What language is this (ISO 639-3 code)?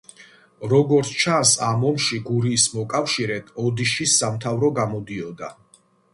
kat